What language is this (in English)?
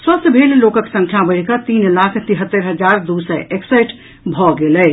Maithili